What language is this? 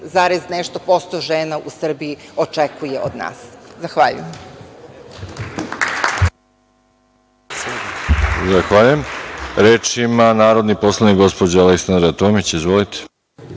Serbian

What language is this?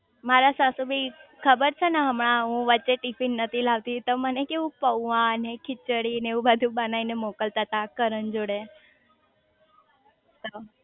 Gujarati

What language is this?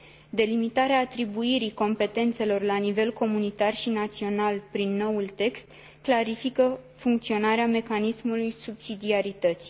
Romanian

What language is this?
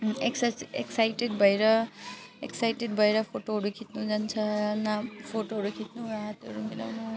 Nepali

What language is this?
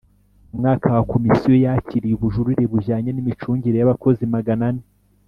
Kinyarwanda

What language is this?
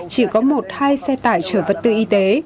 Vietnamese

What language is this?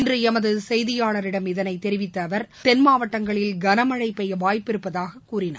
Tamil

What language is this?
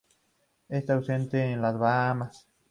Spanish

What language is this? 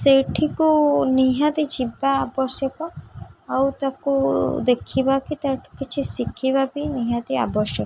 Odia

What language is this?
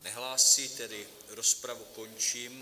Czech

